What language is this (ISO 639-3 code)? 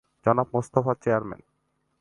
ben